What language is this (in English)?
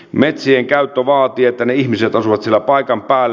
Finnish